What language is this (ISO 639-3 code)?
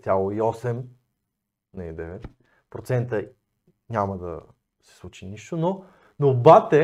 bul